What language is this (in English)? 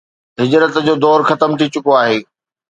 Sindhi